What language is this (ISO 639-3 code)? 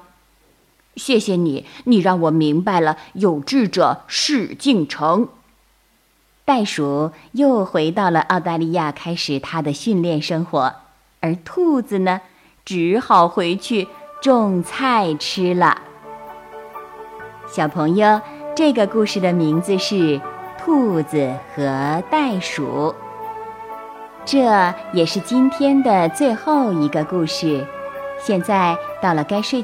zho